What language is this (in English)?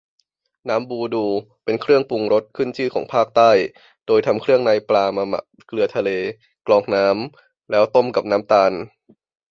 Thai